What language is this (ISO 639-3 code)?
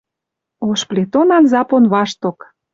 mrj